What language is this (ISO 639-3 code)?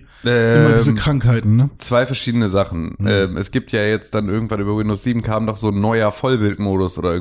deu